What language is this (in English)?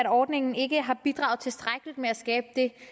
Danish